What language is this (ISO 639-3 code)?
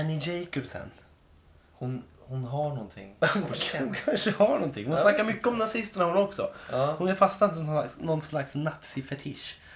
swe